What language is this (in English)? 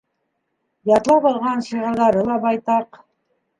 Bashkir